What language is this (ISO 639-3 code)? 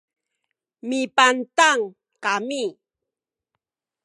szy